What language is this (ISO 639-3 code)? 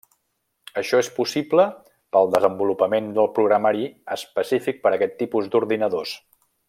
cat